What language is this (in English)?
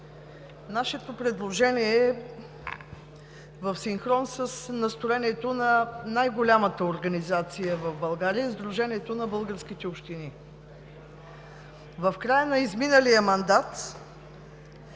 Bulgarian